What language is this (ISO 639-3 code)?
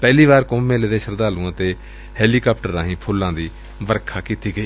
pan